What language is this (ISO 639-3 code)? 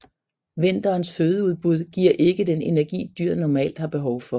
dan